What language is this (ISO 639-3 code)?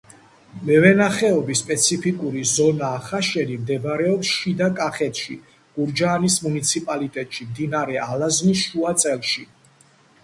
kat